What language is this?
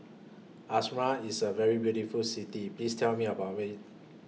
English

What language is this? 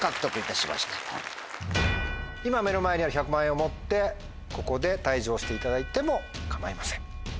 Japanese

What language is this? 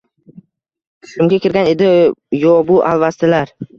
Uzbek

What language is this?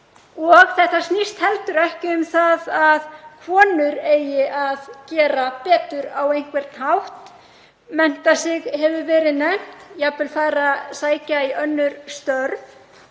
Icelandic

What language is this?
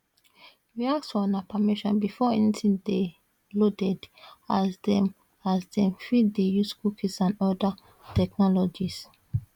Nigerian Pidgin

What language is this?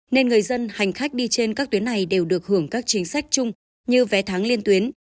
Vietnamese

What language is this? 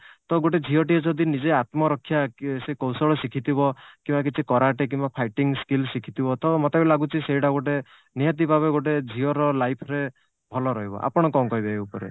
Odia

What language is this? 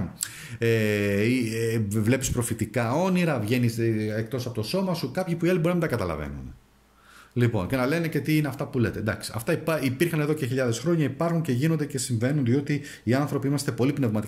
Greek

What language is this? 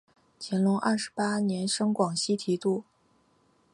Chinese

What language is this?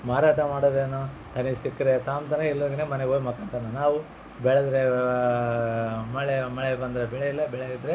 Kannada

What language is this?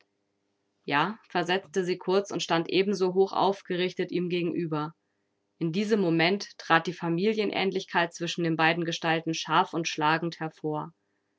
German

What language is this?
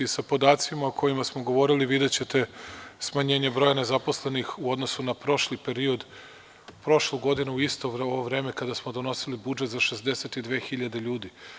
Serbian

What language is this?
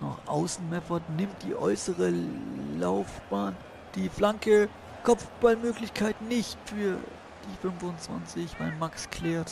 German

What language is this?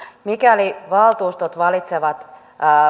Finnish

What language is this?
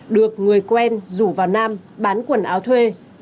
Vietnamese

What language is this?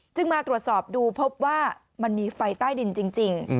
Thai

